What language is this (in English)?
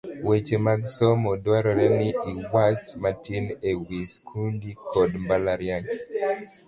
Luo (Kenya and Tanzania)